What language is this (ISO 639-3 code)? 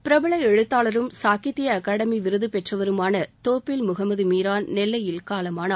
tam